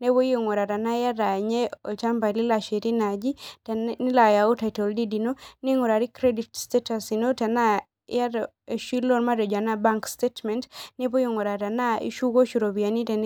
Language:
Masai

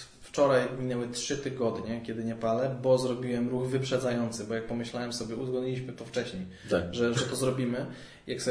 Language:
Polish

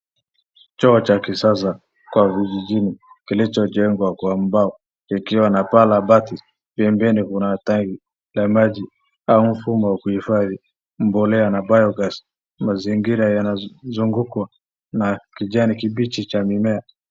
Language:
Swahili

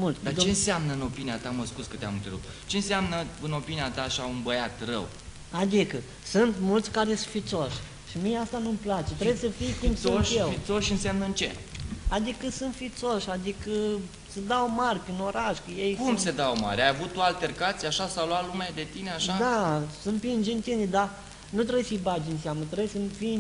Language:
Romanian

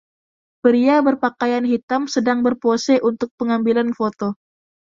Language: Indonesian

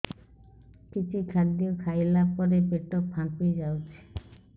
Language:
Odia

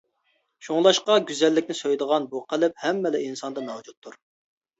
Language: Uyghur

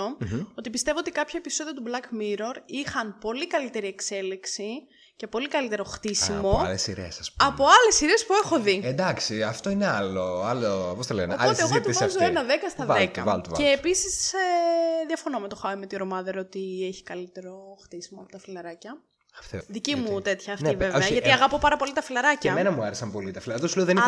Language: Greek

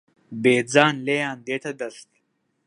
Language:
Central Kurdish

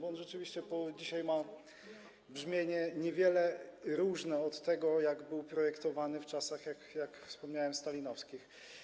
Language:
Polish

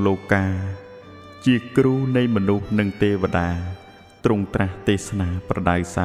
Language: Thai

